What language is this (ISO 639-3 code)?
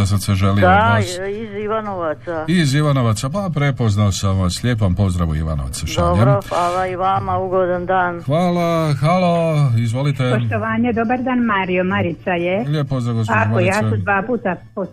hrv